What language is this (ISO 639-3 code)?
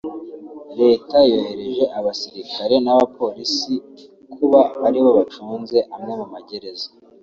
kin